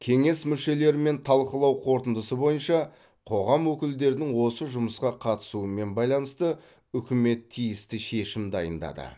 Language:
Kazakh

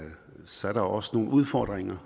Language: Danish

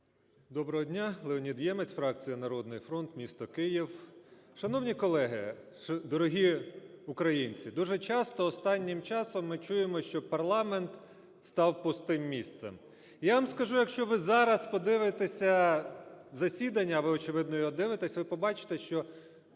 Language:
Ukrainian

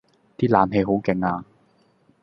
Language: Cantonese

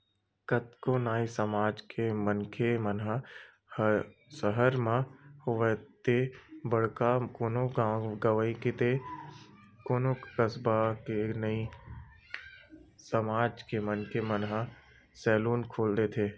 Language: Chhattisgarhi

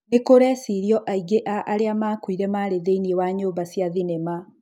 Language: Kikuyu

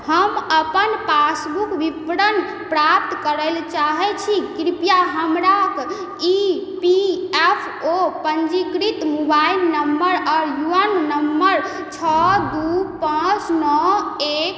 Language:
Maithili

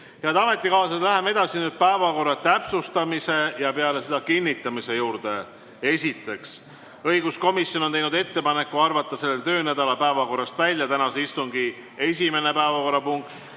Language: Estonian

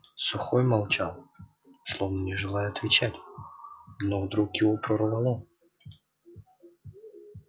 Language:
Russian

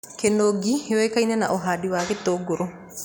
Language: Kikuyu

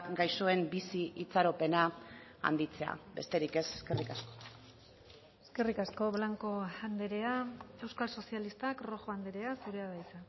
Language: Basque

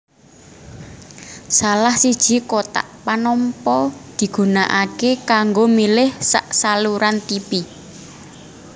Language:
Javanese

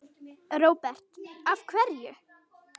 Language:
Icelandic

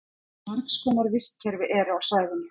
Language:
Icelandic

